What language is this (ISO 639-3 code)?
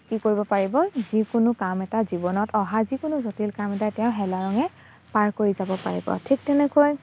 asm